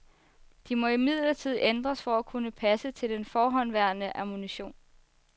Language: Danish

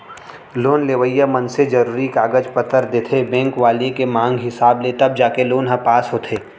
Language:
Chhattisgarhi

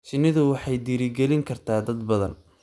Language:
Somali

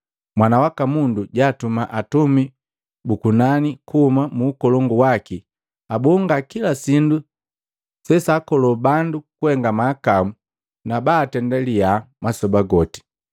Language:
Matengo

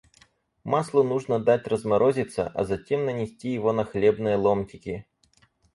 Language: Russian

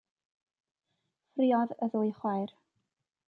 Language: Welsh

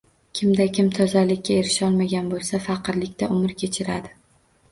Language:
Uzbek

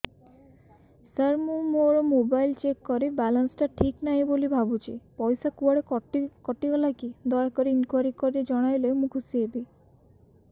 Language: Odia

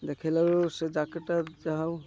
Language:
Odia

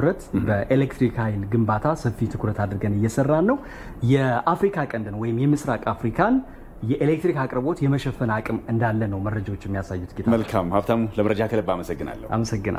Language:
Dutch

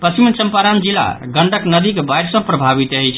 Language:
Maithili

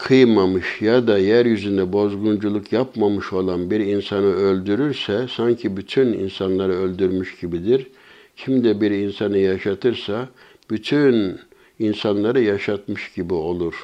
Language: Turkish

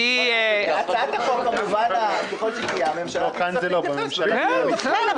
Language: Hebrew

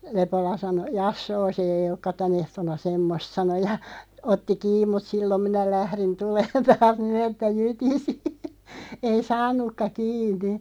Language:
Finnish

